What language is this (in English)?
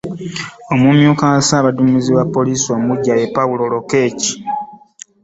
Ganda